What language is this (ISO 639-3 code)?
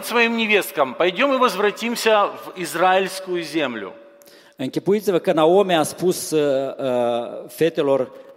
ron